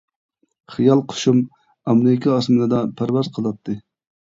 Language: Uyghur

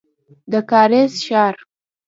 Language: Pashto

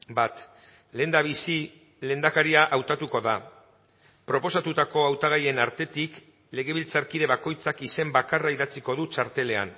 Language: Basque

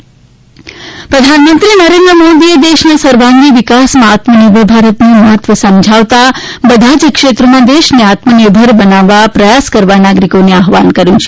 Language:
Gujarati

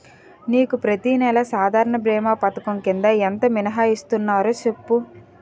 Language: Telugu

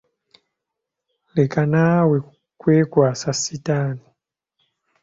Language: Ganda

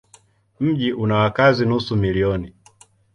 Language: Swahili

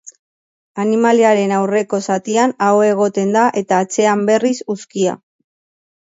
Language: Basque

